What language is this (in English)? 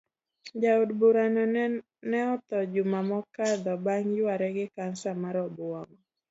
Luo (Kenya and Tanzania)